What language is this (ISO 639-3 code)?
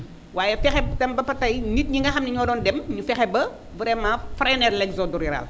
wol